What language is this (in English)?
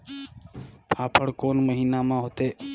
Chhattisgarhi